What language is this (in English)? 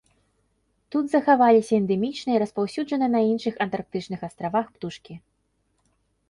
Belarusian